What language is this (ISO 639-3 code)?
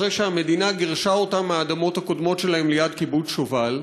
heb